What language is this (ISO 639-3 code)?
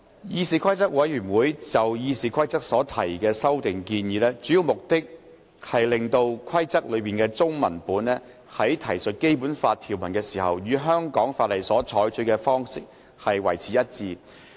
yue